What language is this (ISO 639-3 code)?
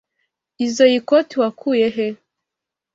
kin